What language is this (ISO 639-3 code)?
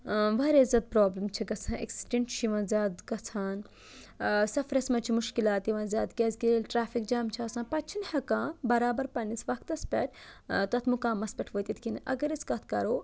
kas